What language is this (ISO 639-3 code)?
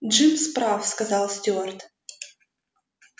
rus